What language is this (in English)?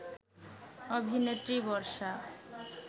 Bangla